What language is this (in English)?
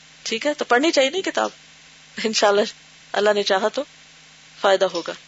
Urdu